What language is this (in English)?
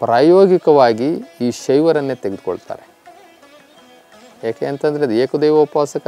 Hindi